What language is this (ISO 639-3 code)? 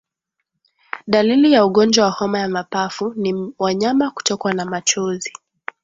swa